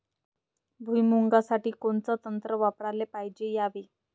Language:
Marathi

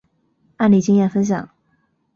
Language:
Chinese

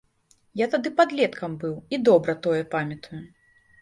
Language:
Belarusian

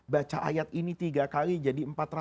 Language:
Indonesian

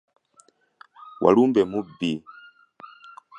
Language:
Ganda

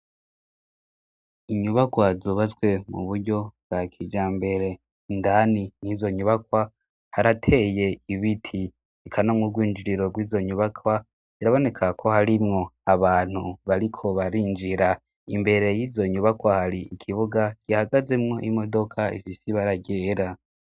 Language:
Rundi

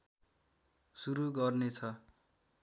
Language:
Nepali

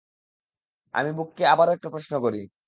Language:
Bangla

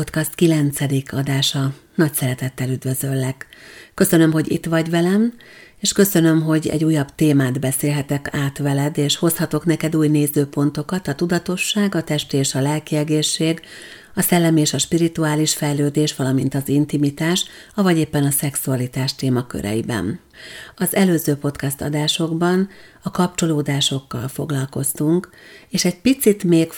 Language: Hungarian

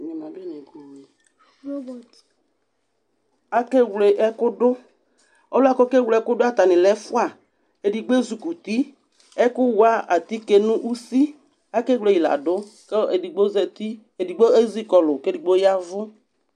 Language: Ikposo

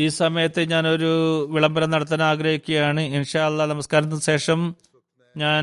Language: Malayalam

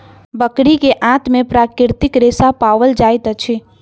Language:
Maithili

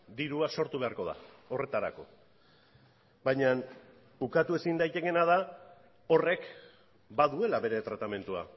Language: Basque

